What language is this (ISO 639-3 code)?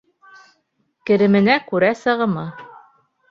bak